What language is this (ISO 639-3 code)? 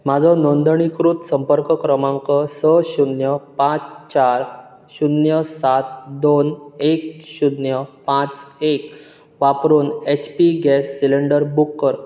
kok